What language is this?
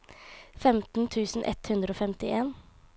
Norwegian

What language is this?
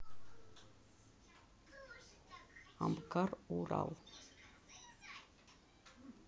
Russian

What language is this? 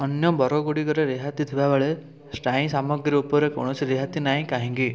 Odia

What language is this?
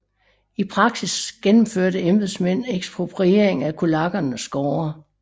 Danish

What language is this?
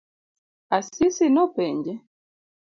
Luo (Kenya and Tanzania)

